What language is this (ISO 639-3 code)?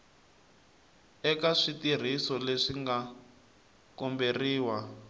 tso